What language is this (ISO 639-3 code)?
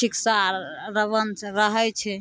mai